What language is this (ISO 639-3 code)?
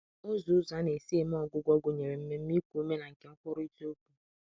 ibo